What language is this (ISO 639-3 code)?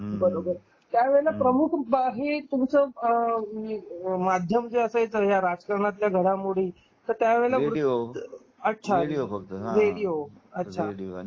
mar